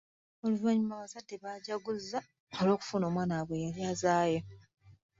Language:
Ganda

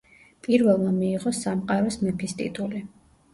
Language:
Georgian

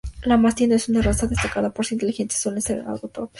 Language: Spanish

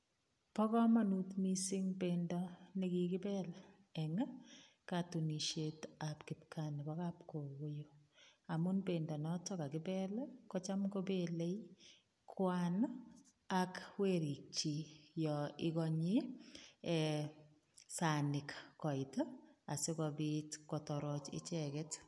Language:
Kalenjin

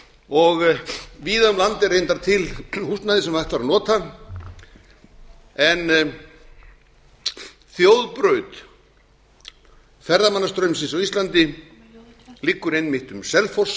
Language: Icelandic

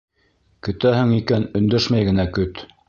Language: Bashkir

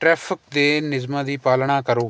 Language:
Punjabi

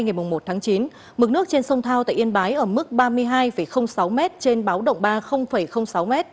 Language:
Vietnamese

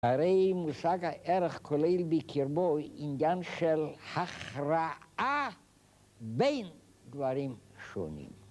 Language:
Hebrew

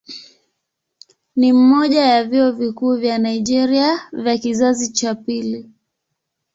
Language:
Swahili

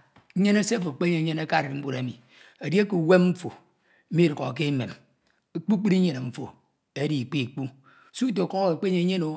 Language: Ito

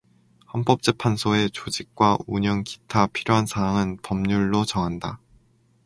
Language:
Korean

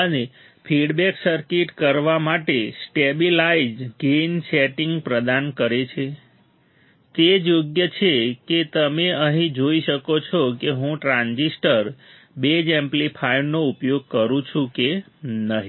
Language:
Gujarati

